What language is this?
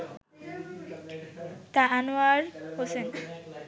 Bangla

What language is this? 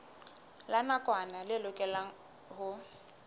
Southern Sotho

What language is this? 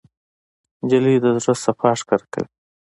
Pashto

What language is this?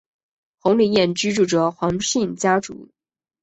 Chinese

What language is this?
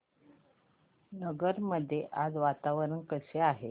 Marathi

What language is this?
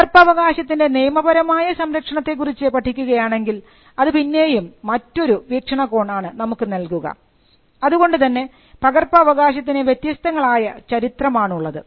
Malayalam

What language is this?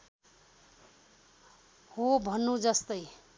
Nepali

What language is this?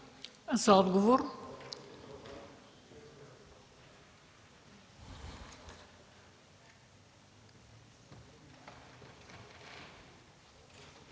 Bulgarian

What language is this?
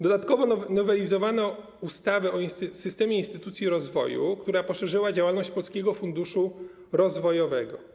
Polish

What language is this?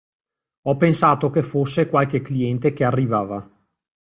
Italian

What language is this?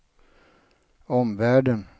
Swedish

